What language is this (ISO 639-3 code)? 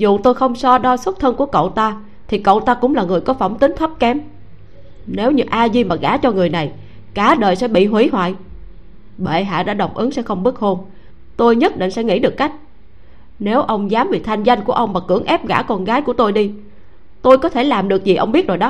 vie